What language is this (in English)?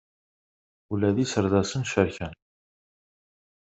Kabyle